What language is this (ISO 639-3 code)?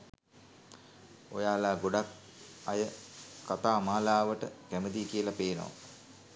sin